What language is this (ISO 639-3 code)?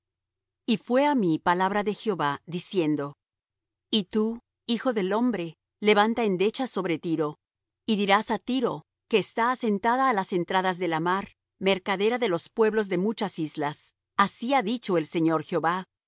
spa